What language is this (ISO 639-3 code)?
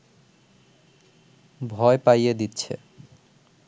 ben